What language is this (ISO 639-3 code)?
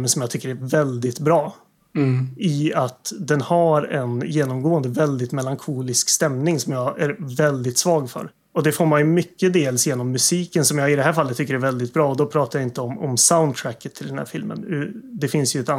swe